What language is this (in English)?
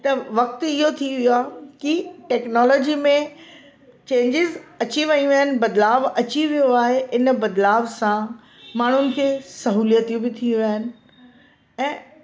Sindhi